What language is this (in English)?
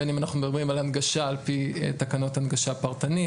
Hebrew